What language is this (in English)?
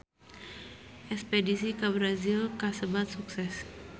Sundanese